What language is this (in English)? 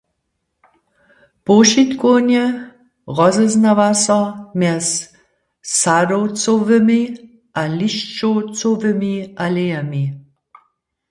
Upper Sorbian